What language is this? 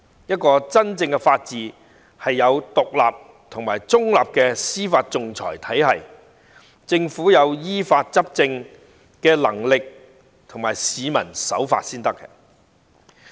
Cantonese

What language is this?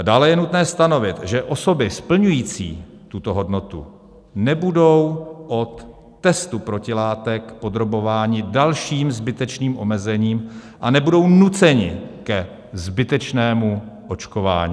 Czech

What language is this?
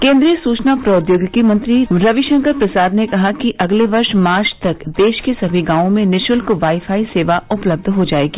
Hindi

